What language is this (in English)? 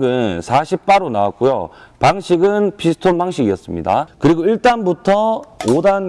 Korean